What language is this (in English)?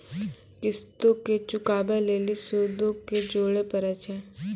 Maithili